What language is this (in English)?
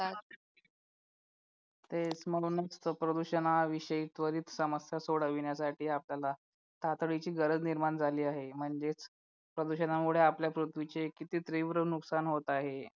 Marathi